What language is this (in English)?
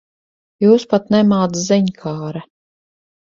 Latvian